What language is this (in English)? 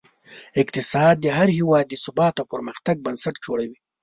Pashto